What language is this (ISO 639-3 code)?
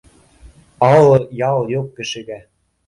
bak